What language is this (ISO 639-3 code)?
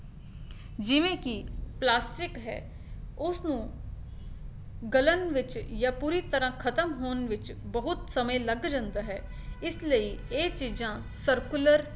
pan